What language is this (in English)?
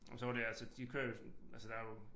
Danish